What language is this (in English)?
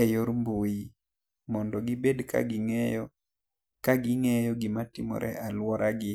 Luo (Kenya and Tanzania)